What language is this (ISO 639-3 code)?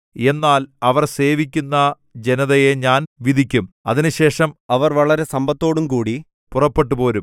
mal